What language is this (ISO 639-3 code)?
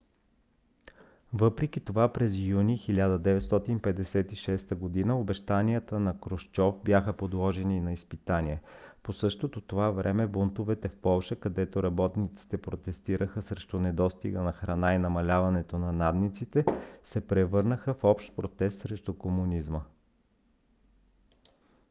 bul